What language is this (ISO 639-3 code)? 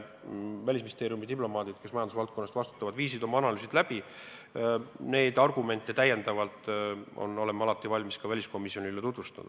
est